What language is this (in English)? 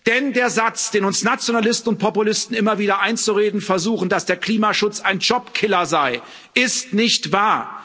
German